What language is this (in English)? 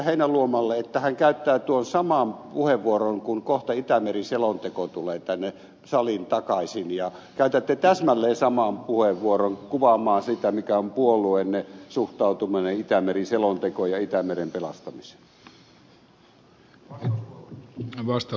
Finnish